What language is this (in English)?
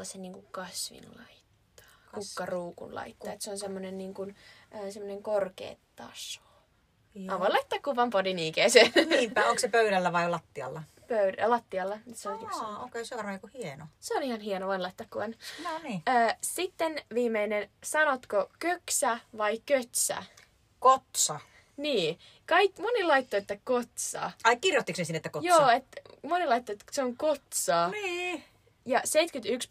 Finnish